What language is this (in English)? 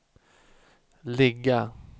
Swedish